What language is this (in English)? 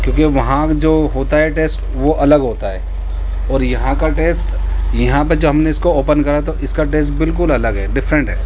Urdu